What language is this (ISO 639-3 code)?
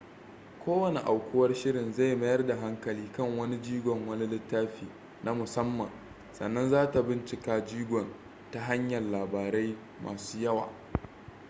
hau